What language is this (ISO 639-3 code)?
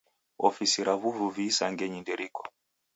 dav